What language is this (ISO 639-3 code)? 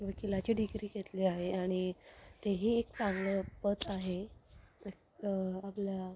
mar